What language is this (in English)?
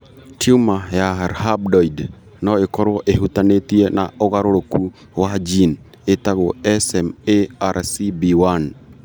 Kikuyu